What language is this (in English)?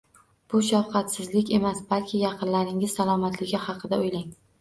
Uzbek